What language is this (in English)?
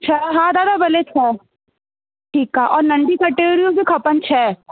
Sindhi